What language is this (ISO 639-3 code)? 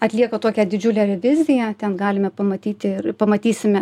lit